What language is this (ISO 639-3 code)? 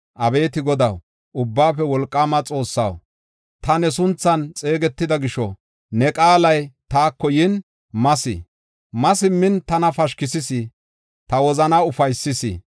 gof